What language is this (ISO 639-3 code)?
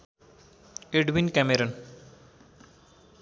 nep